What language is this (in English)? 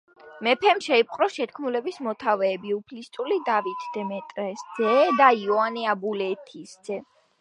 Georgian